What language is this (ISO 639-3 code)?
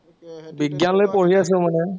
asm